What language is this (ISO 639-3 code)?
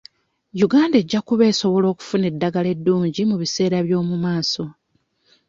lug